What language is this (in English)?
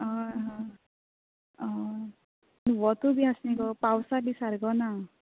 Konkani